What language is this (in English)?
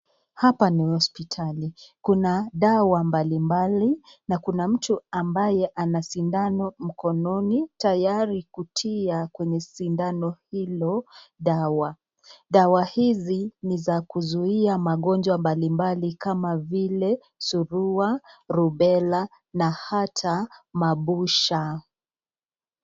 Swahili